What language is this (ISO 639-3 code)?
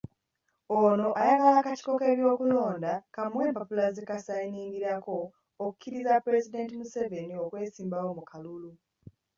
lug